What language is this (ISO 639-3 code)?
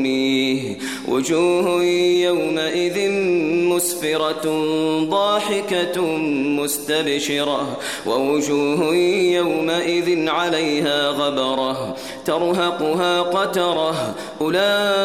ara